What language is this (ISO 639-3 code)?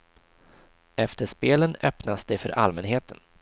swe